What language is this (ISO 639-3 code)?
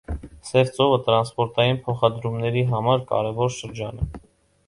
hye